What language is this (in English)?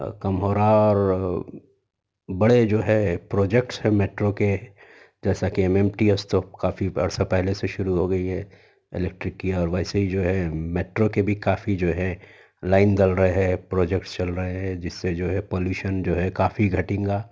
Urdu